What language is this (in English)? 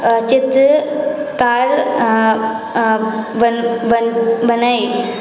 Maithili